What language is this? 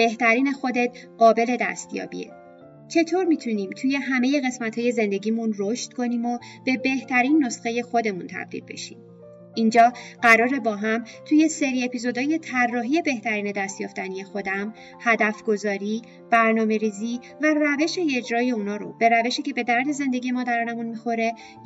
Persian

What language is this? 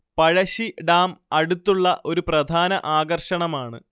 Malayalam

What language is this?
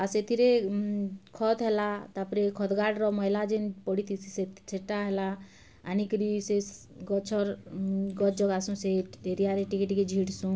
Odia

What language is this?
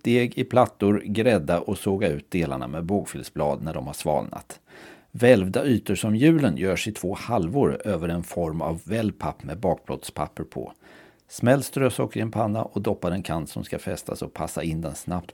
Swedish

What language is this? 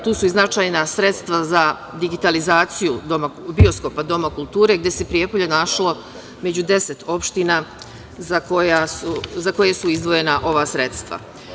Serbian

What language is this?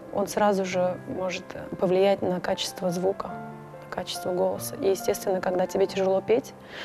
Russian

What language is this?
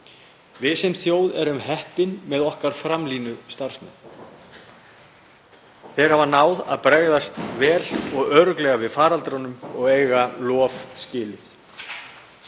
Icelandic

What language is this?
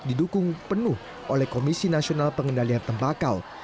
Indonesian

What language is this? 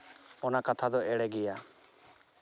Santali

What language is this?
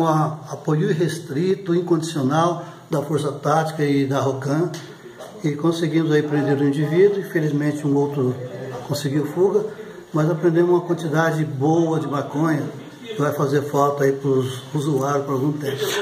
Portuguese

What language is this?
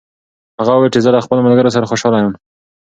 Pashto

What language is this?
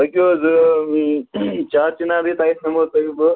Kashmiri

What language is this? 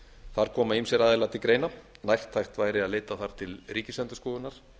Icelandic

